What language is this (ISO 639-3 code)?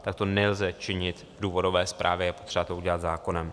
ces